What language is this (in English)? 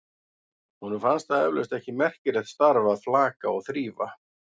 Icelandic